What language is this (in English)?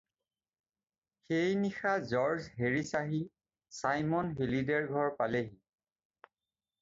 Assamese